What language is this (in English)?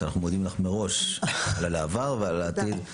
Hebrew